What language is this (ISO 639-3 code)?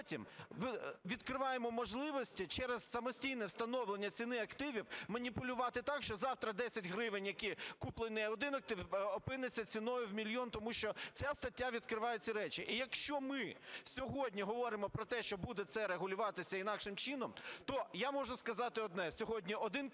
ukr